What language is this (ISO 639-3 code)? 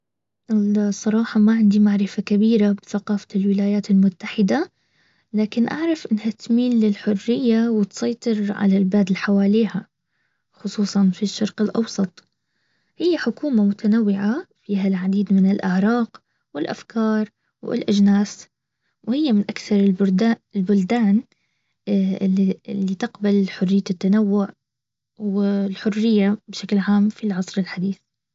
abv